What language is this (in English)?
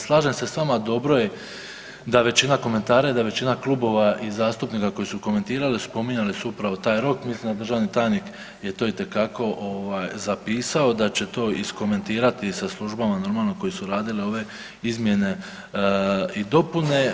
Croatian